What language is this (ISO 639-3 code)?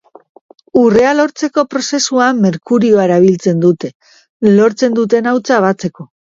eus